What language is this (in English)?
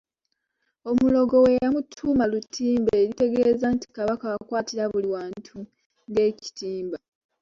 Ganda